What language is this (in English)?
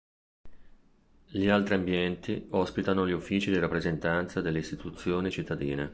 Italian